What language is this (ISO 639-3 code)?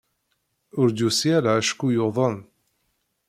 kab